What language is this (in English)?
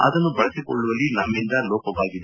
Kannada